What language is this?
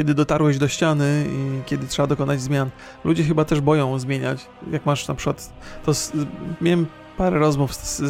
Polish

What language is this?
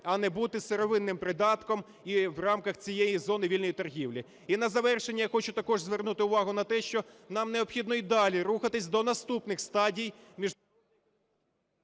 Ukrainian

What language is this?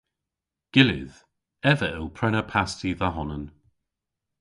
Cornish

